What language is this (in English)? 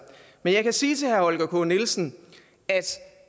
Danish